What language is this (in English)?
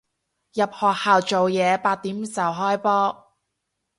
Cantonese